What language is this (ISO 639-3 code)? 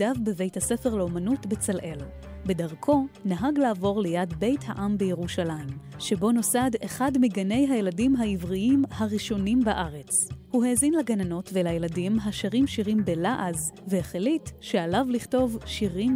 heb